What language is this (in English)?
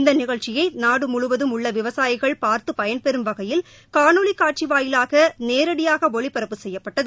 Tamil